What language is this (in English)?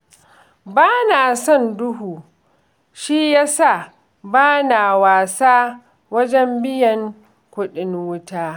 Hausa